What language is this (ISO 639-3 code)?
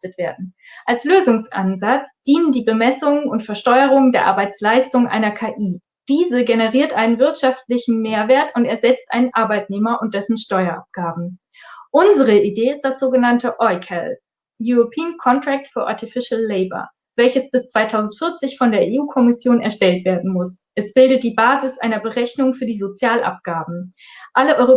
deu